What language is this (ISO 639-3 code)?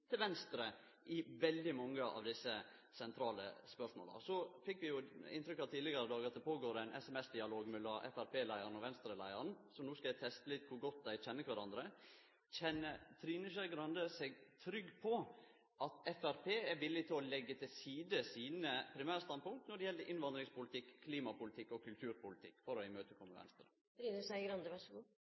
nno